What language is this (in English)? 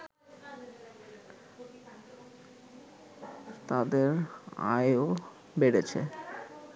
Bangla